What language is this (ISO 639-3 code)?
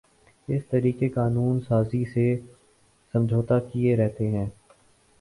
urd